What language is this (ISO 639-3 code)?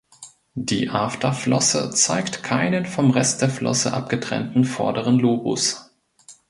deu